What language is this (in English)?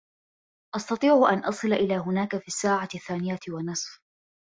Arabic